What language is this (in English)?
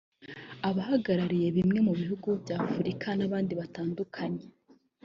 Kinyarwanda